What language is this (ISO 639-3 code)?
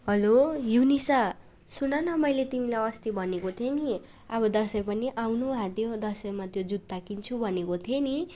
nep